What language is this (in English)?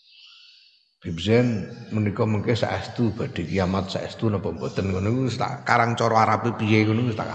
Indonesian